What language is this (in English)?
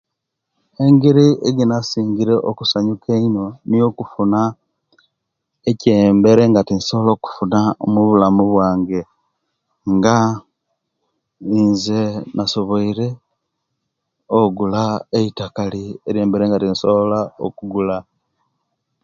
Kenyi